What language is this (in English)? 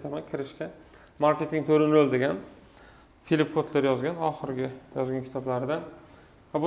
Turkish